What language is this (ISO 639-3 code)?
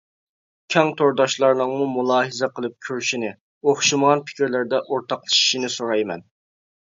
uig